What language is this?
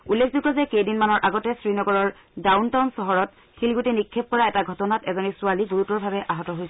Assamese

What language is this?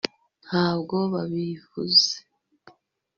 Kinyarwanda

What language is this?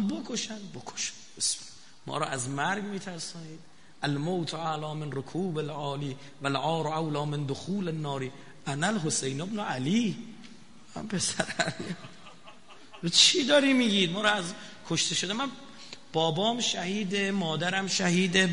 Persian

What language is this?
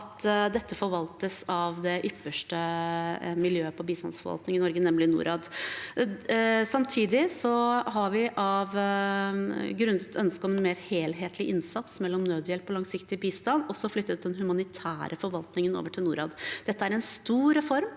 Norwegian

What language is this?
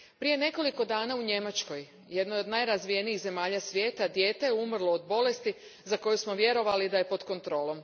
Croatian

